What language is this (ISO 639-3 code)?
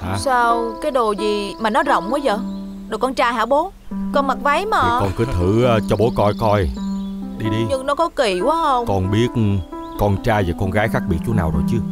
vie